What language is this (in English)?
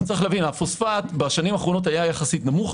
Hebrew